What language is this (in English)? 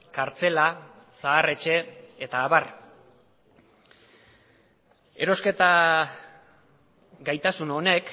Basque